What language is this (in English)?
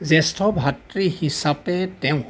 Assamese